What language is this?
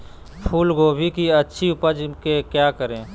Magahi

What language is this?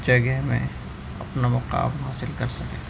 Urdu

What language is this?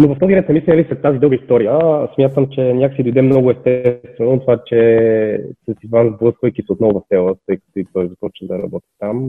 Bulgarian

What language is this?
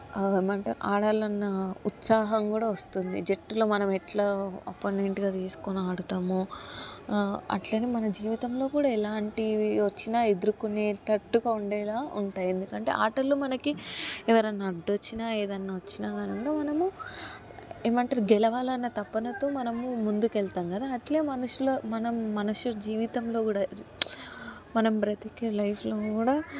Telugu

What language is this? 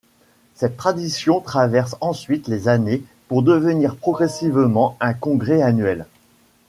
French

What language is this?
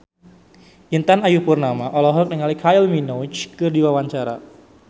Sundanese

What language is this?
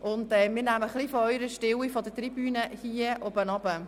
Swiss German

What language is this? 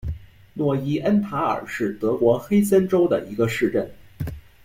Chinese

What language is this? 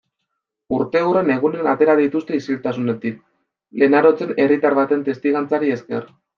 Basque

